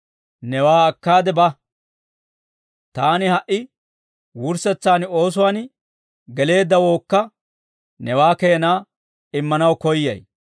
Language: Dawro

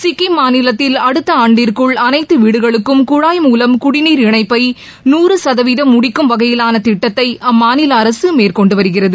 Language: Tamil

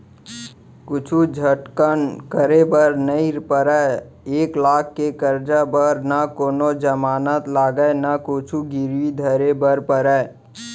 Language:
Chhattisgarhi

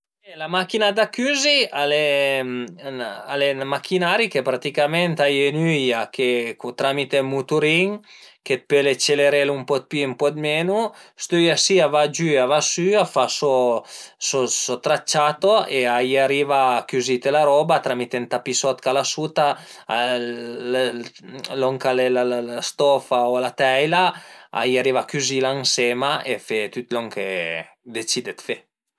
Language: Piedmontese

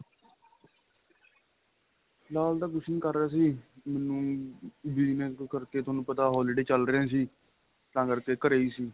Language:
Punjabi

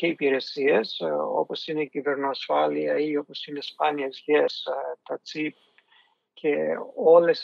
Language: Greek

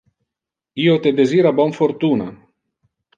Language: Interlingua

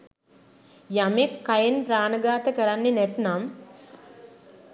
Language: Sinhala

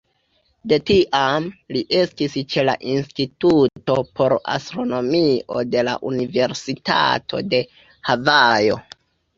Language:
Esperanto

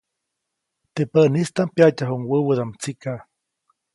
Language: Copainalá Zoque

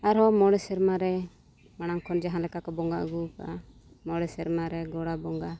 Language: Santali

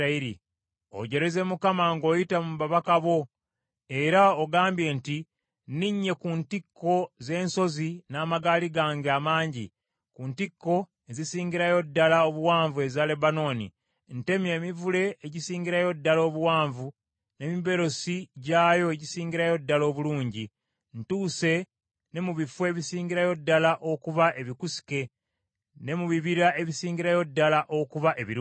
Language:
Ganda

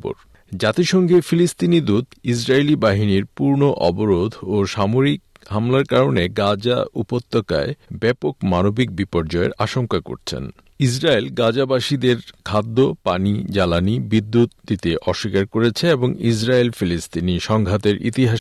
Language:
Bangla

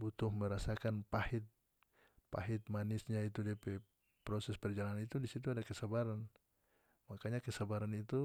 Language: North Moluccan Malay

